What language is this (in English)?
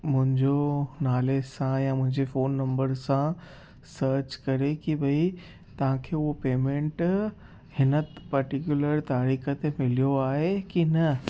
Sindhi